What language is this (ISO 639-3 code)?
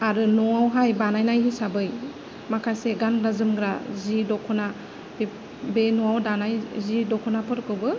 brx